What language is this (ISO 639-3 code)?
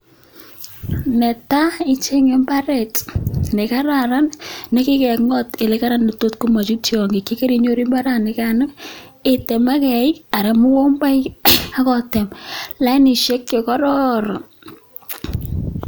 kln